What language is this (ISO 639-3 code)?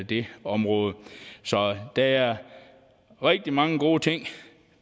dan